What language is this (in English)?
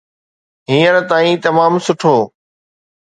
Sindhi